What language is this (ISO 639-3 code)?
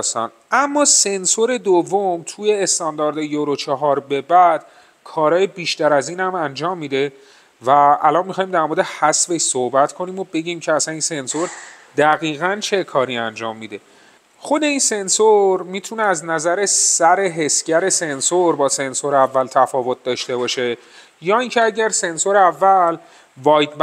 fas